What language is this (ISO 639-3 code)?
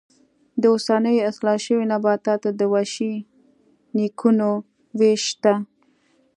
pus